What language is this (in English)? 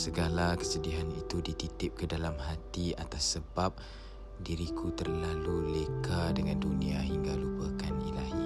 Malay